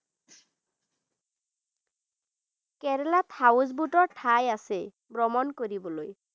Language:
Assamese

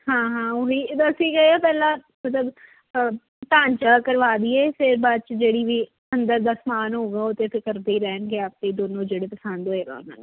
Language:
Punjabi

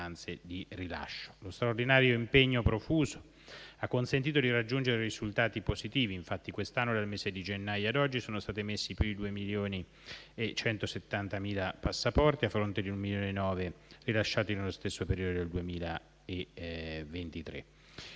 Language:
Italian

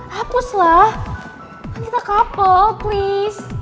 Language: Indonesian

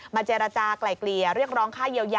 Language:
Thai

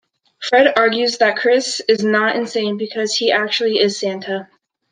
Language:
English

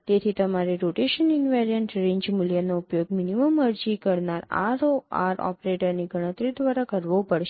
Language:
Gujarati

